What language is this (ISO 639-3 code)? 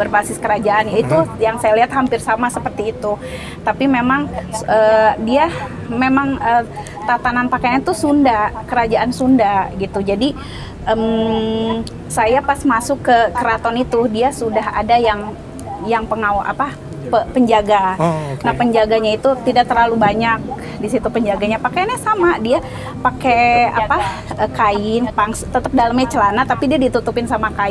ind